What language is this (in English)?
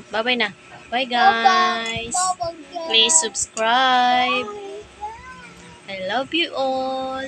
Filipino